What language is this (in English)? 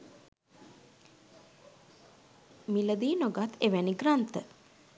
Sinhala